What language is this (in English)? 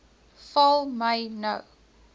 Afrikaans